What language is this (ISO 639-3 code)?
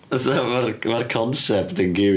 cym